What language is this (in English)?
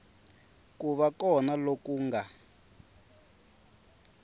Tsonga